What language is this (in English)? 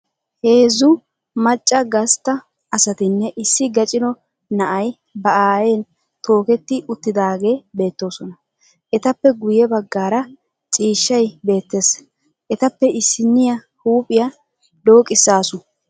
Wolaytta